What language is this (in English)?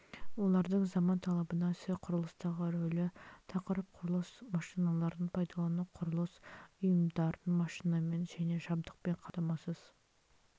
Kazakh